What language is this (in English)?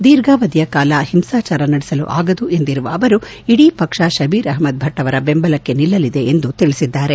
Kannada